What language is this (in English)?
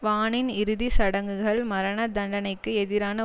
Tamil